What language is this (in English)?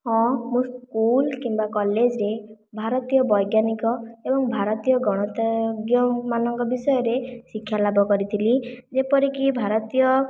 Odia